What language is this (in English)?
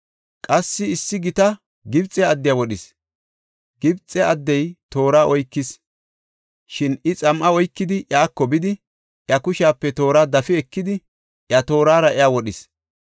Gofa